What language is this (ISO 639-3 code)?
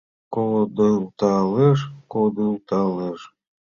chm